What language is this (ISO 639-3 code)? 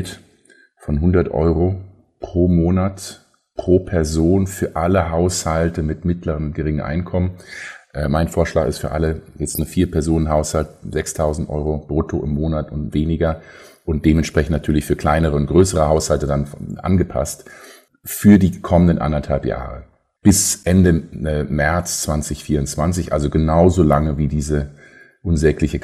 deu